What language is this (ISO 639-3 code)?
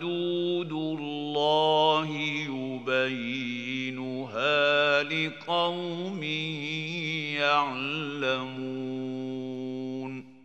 ara